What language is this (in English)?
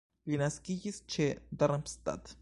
Esperanto